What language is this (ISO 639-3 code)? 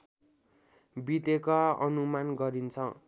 nep